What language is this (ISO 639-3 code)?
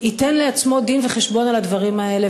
heb